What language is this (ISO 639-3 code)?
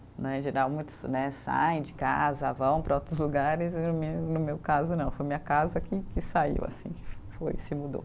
por